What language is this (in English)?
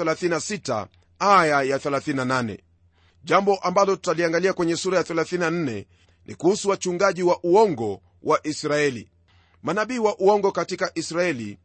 Swahili